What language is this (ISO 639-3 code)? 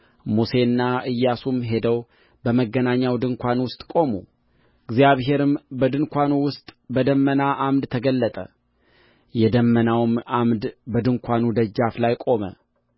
amh